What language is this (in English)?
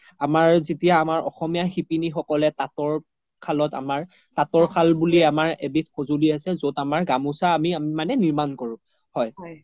Assamese